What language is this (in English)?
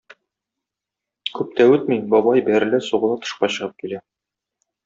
Tatar